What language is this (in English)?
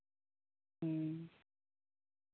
Santali